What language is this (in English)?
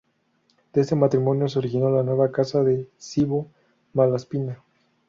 Spanish